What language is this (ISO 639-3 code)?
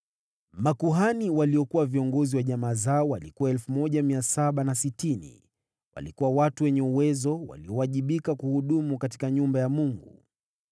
swa